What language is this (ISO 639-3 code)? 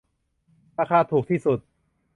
tha